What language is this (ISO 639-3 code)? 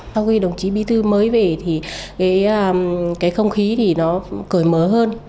vie